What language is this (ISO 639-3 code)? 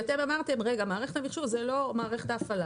heb